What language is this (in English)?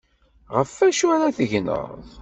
Kabyle